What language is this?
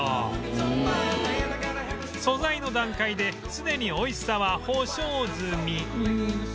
Japanese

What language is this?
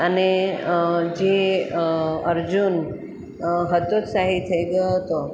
Gujarati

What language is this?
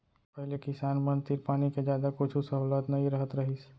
Chhattisgarhi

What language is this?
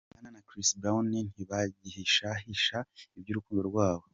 Kinyarwanda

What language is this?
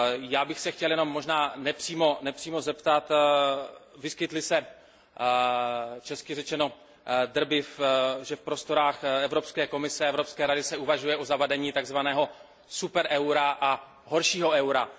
Czech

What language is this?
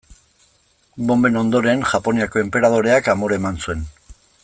Basque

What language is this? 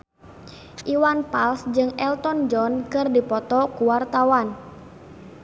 Sundanese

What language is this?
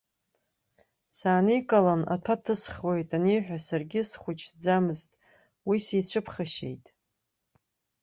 Abkhazian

